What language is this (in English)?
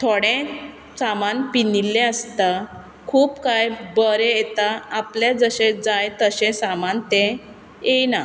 Konkani